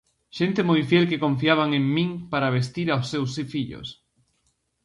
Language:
Galician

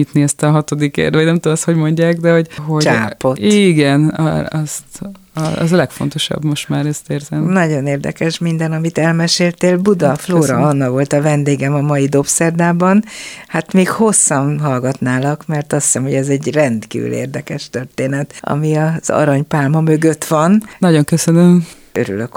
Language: Hungarian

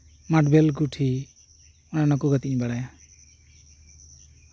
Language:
Santali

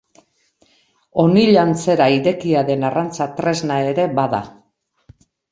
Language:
Basque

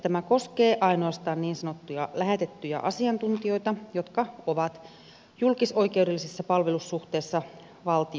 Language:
Finnish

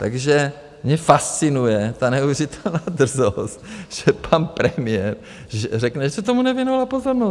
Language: Czech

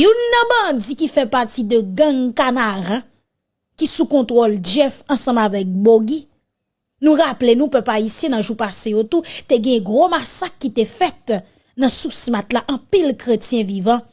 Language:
French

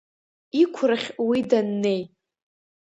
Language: Abkhazian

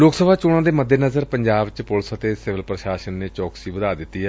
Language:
Punjabi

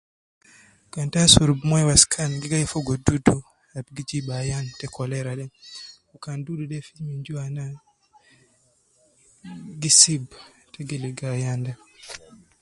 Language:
Nubi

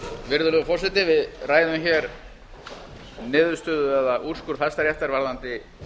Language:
Icelandic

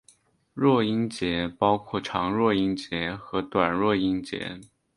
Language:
Chinese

